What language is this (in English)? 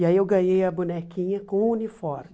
Portuguese